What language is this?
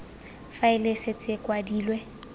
Tswana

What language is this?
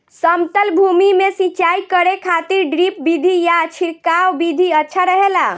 Bhojpuri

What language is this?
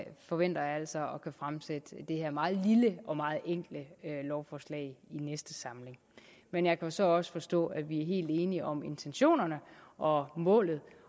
Danish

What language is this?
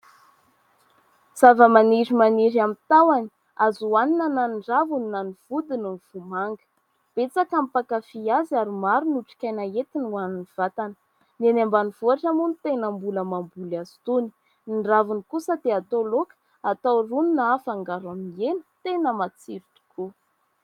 Malagasy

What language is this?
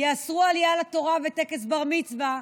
Hebrew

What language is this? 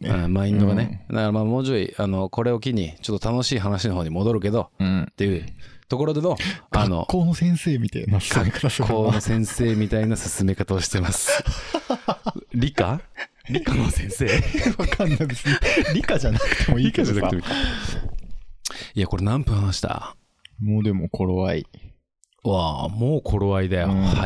Japanese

